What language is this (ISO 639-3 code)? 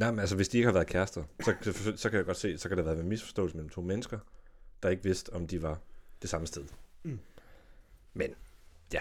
dan